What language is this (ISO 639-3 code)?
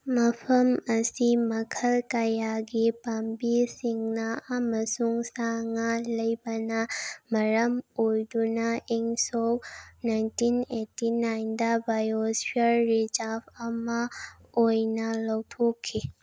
mni